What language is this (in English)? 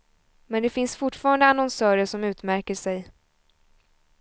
Swedish